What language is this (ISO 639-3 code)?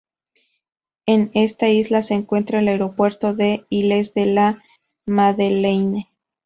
spa